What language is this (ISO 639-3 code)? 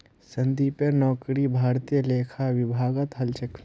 mag